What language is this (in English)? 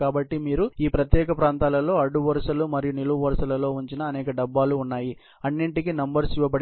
Telugu